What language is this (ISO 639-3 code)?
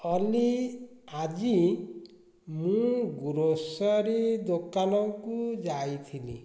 ori